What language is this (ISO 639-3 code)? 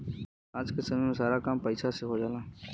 bho